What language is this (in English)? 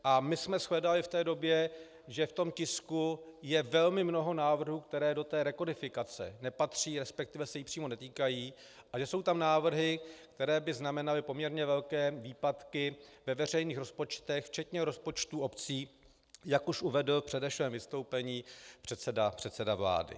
Czech